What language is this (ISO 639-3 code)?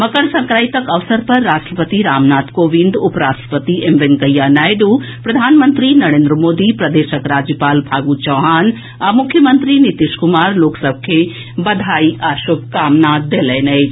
mai